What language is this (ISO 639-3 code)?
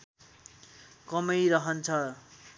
nep